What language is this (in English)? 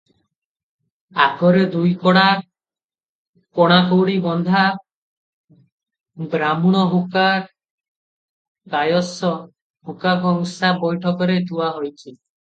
Odia